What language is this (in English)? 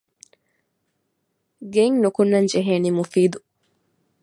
Divehi